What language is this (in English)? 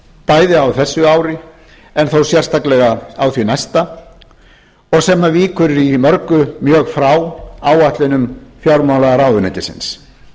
Icelandic